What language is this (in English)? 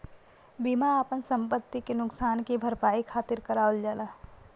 Bhojpuri